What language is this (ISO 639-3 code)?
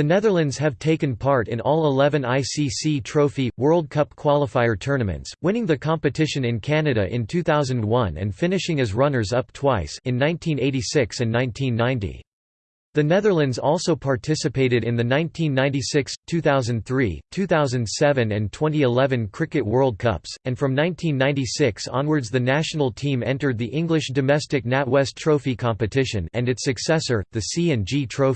eng